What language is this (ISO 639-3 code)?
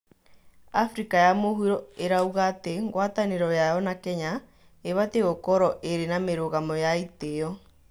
kik